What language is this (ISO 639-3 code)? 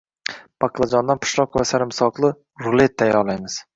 uzb